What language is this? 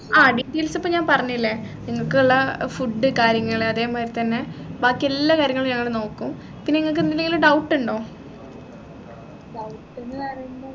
Malayalam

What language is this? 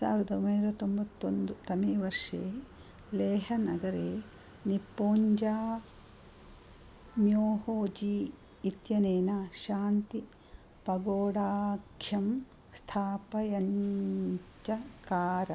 Sanskrit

